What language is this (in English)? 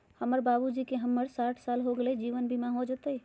Magahi